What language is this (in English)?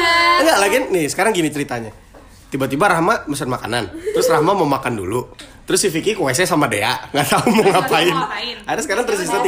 Indonesian